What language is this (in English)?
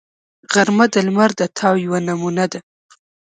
Pashto